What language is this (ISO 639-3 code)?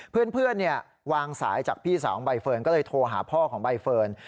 tha